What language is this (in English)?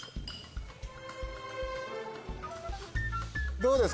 Japanese